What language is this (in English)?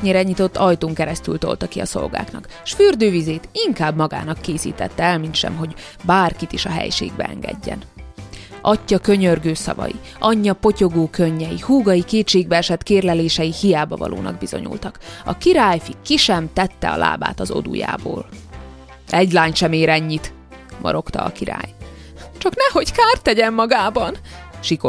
Hungarian